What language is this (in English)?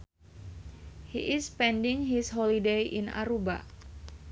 Sundanese